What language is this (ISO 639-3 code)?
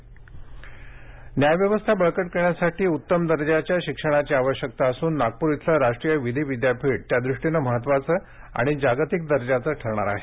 mar